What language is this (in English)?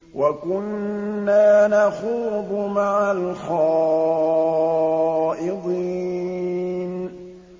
Arabic